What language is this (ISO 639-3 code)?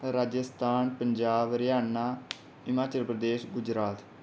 doi